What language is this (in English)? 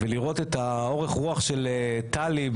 Hebrew